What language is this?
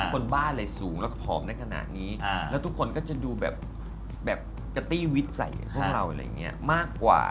Thai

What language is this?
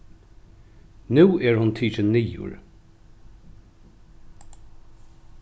Faroese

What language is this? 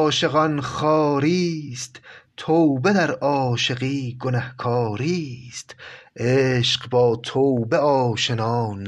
Persian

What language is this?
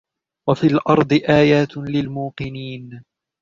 Arabic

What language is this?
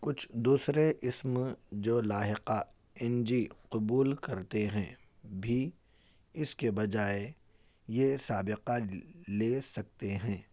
Urdu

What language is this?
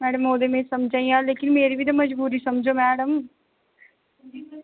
Dogri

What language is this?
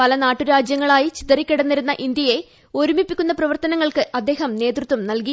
Malayalam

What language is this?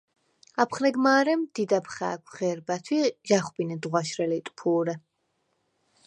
Svan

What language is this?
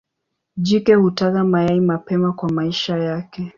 Swahili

